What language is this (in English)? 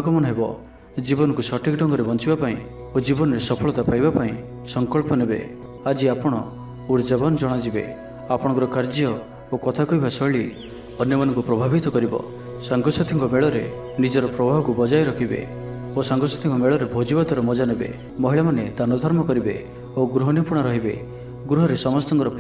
Bangla